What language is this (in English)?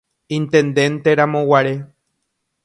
Guarani